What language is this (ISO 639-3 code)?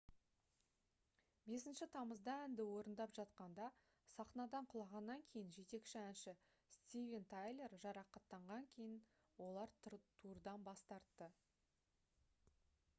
kaz